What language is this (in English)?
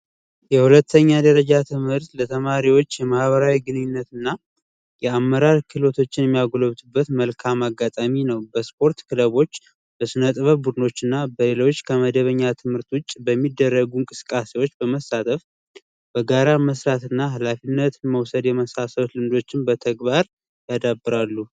Amharic